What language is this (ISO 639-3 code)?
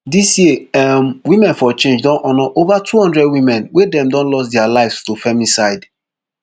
pcm